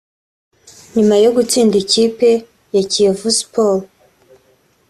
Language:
Kinyarwanda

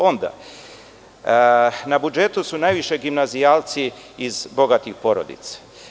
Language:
Serbian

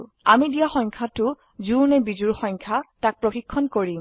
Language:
Assamese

